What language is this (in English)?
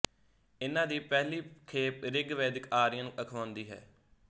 Punjabi